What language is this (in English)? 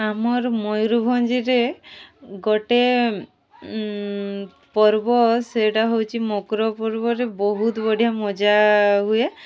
Odia